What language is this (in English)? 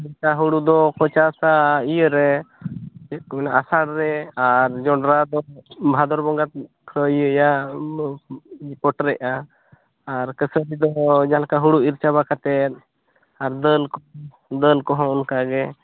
Santali